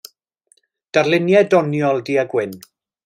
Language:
Welsh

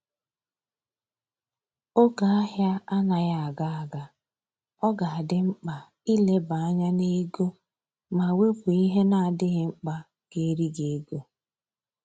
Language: Igbo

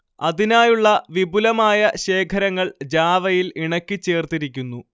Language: Malayalam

